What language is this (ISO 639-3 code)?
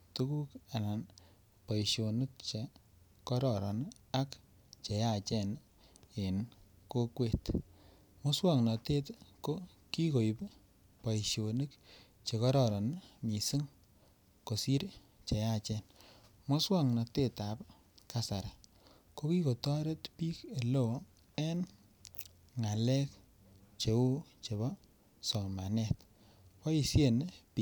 kln